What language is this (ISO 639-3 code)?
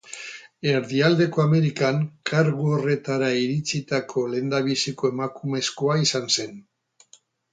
eus